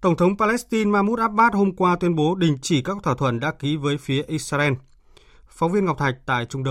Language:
Vietnamese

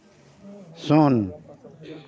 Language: Santali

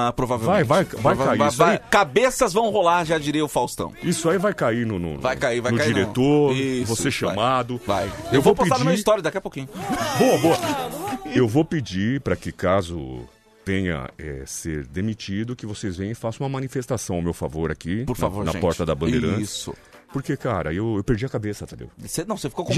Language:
Portuguese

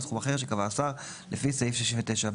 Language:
Hebrew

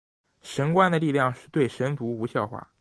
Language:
Chinese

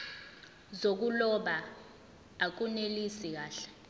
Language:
Zulu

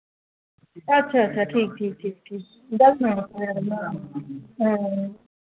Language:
Dogri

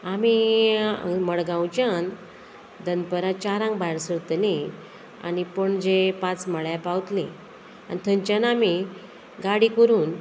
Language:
Konkani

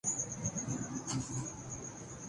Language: Urdu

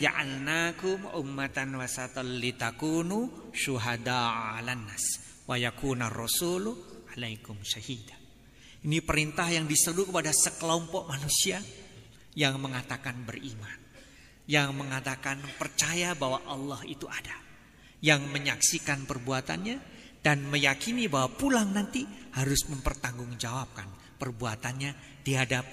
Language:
Indonesian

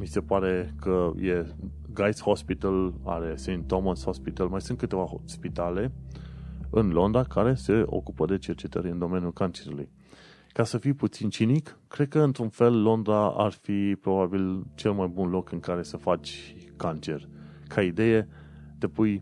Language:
Romanian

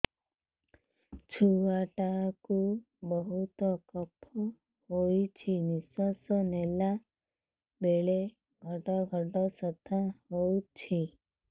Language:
Odia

